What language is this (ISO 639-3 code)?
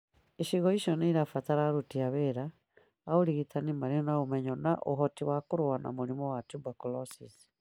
kik